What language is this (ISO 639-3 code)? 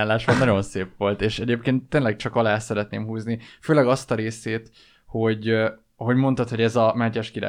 hun